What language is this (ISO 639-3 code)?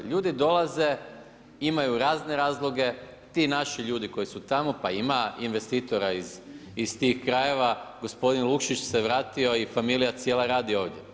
hrv